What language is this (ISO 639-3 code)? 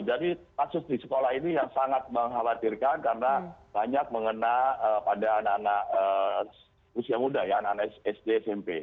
ind